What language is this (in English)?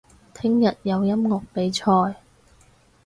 Cantonese